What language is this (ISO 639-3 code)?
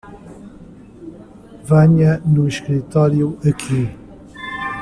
por